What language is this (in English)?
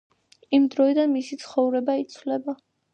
Georgian